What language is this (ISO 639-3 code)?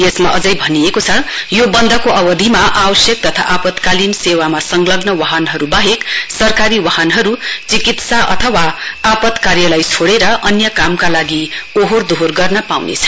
nep